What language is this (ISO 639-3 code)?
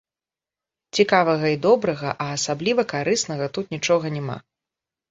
bel